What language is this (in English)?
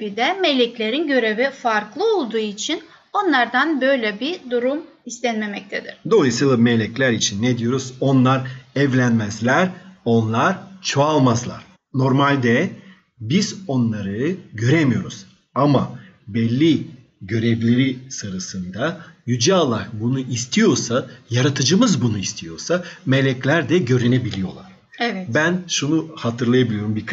Turkish